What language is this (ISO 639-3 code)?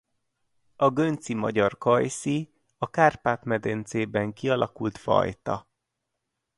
hun